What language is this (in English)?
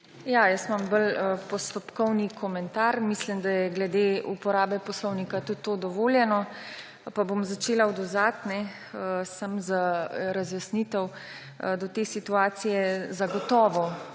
Slovenian